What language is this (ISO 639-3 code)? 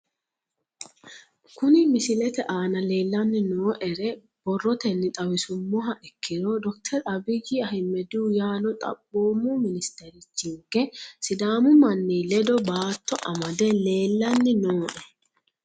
sid